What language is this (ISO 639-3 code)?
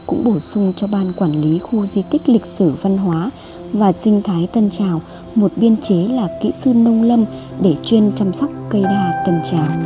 vie